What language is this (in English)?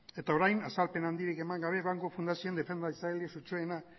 Basque